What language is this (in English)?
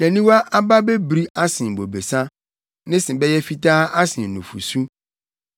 Akan